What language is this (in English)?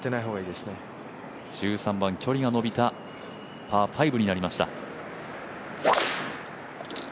Japanese